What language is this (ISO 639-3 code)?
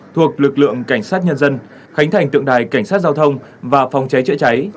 vie